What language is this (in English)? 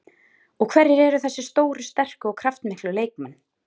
Icelandic